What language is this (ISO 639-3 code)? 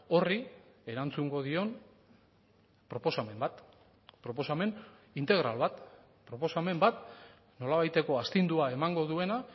eus